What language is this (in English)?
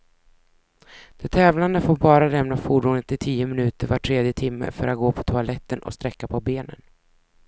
Swedish